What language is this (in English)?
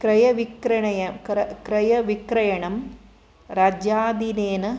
Sanskrit